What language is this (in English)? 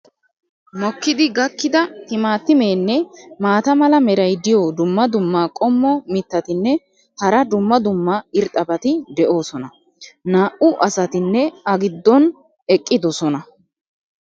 Wolaytta